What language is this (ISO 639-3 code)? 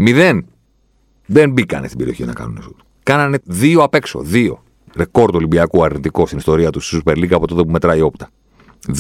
ell